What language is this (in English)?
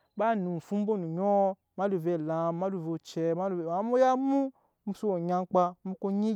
Nyankpa